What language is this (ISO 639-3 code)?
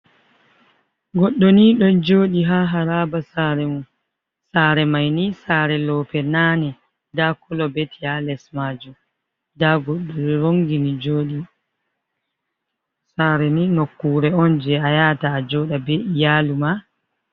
ful